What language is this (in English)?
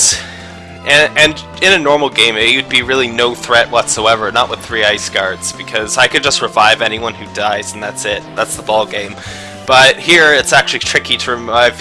English